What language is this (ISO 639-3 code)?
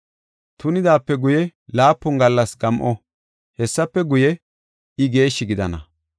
gof